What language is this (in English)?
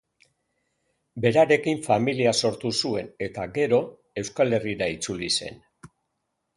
Basque